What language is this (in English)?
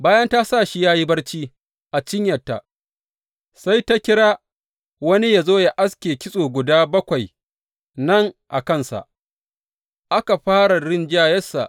Hausa